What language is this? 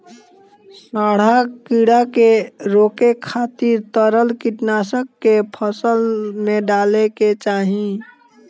Bhojpuri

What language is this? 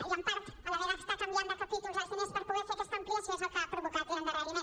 Catalan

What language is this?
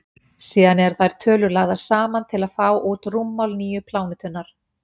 Icelandic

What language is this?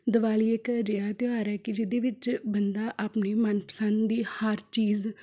Punjabi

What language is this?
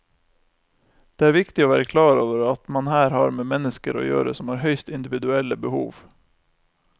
Norwegian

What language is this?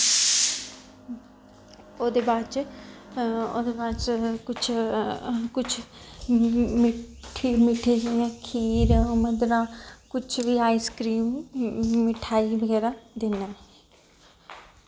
Dogri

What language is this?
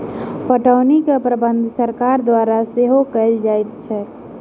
Maithili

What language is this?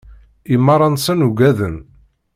Kabyle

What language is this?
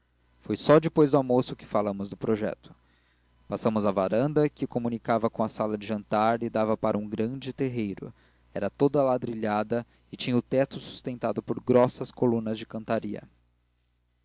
Portuguese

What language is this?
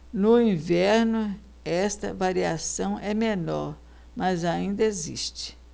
Portuguese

